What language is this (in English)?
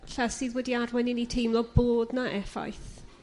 Welsh